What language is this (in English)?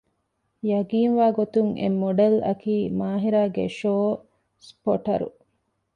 Divehi